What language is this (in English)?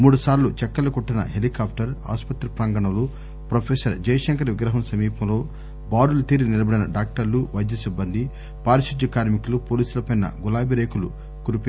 Telugu